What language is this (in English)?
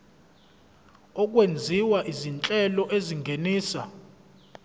Zulu